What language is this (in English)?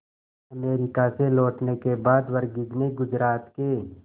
Hindi